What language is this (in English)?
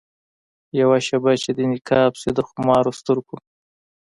Pashto